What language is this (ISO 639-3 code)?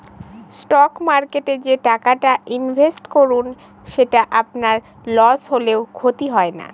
ben